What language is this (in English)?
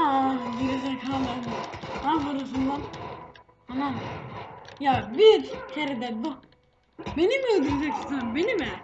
Turkish